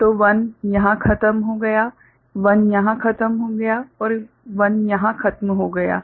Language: Hindi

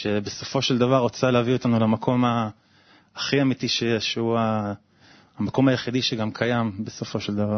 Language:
Hebrew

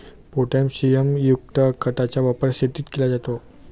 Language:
Marathi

